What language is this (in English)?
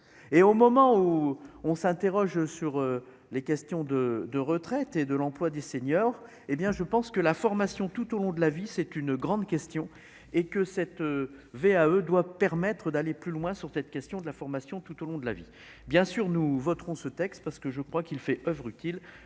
French